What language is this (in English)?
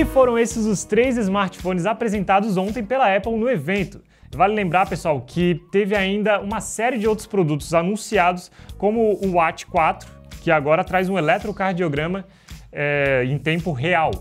Portuguese